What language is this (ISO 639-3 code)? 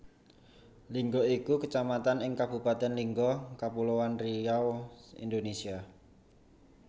jav